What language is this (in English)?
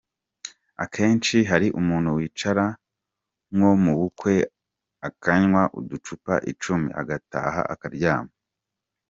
Kinyarwanda